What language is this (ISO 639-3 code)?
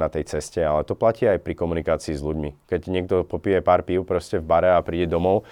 slk